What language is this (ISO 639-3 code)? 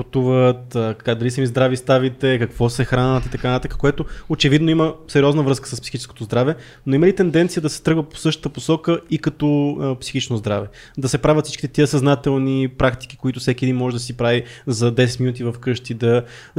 bul